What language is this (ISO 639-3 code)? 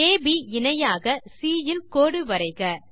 tam